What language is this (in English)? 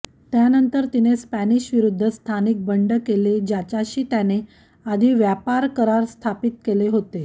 Marathi